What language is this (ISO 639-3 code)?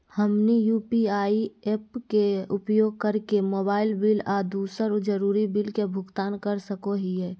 mag